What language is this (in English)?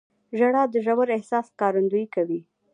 Pashto